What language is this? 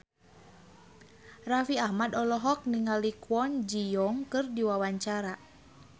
Sundanese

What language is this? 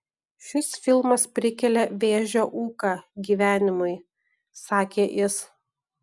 Lithuanian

